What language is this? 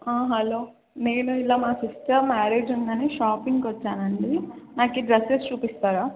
Telugu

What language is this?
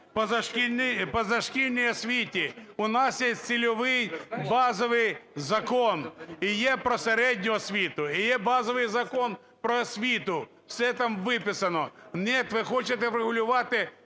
Ukrainian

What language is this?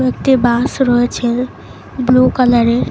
Bangla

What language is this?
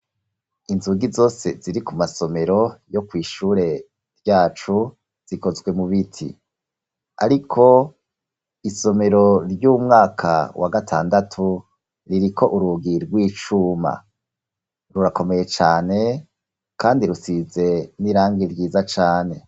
Rundi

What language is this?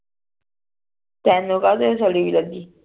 Punjabi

